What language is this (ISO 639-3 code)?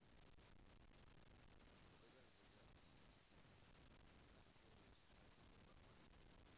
rus